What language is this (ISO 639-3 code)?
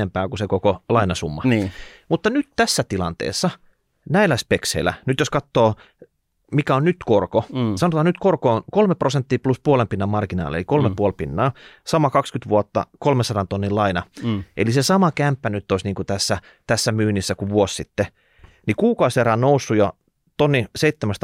fin